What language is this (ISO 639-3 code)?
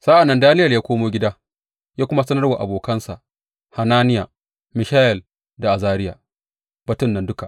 hau